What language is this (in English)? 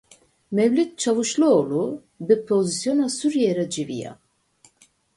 Kurdish